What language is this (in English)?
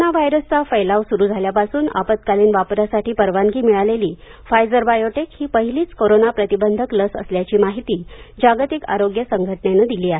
Marathi